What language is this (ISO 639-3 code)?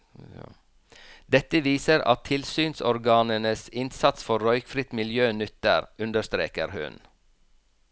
nor